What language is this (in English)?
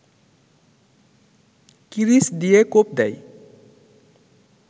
Bangla